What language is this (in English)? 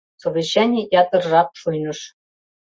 Mari